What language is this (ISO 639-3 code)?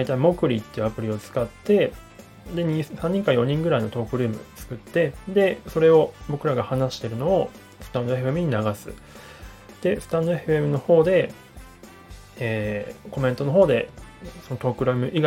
jpn